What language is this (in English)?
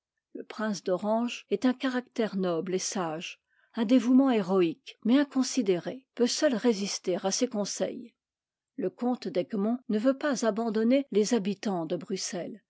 French